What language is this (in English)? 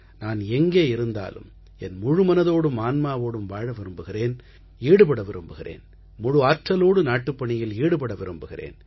Tamil